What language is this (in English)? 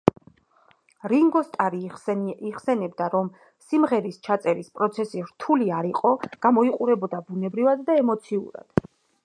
Georgian